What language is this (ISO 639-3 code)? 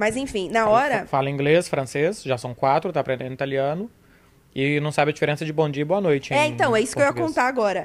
por